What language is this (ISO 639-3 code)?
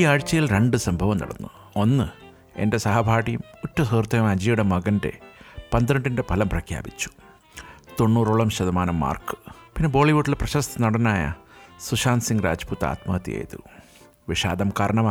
mal